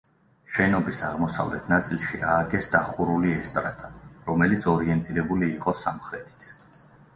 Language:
Georgian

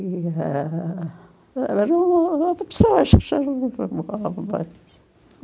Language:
Portuguese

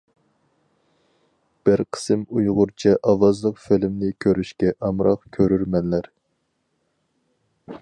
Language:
Uyghur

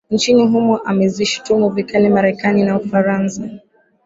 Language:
Swahili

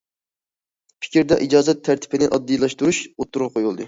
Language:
Uyghur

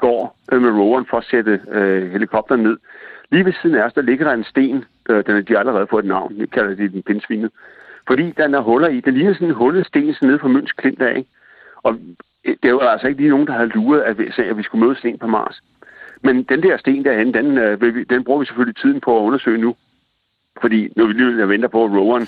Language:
Danish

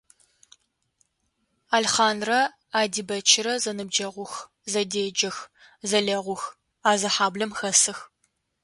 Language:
Adyghe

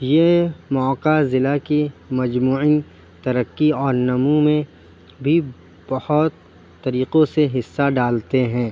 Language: Urdu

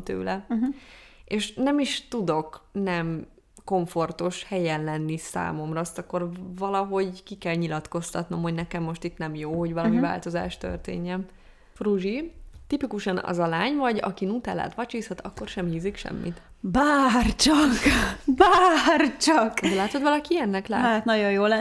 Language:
Hungarian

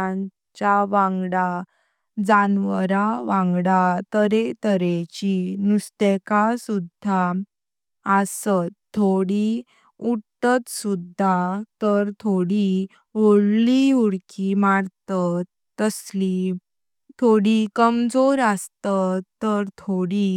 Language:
Konkani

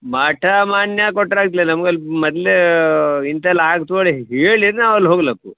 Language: Kannada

